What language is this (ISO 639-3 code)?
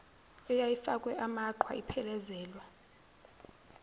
zul